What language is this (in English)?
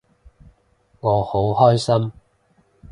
Cantonese